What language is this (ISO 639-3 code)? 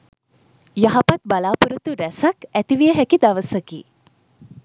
sin